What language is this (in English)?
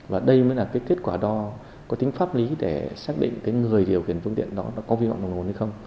Vietnamese